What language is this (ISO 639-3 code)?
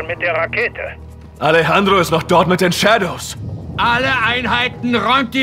deu